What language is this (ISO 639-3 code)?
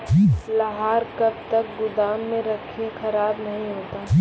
mai